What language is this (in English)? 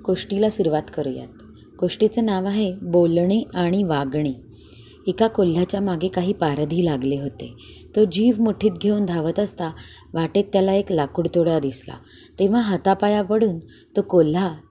Marathi